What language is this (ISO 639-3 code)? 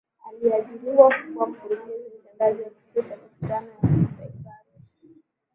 swa